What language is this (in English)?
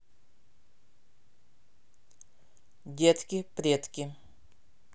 Russian